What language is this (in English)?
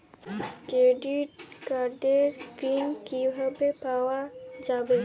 Bangla